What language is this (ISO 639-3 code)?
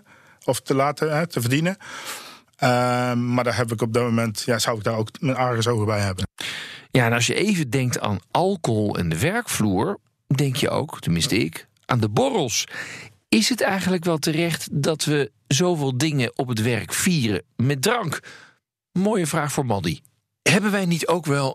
nld